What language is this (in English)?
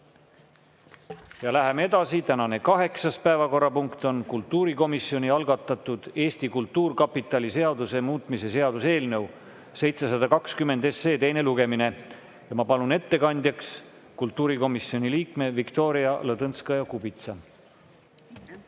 Estonian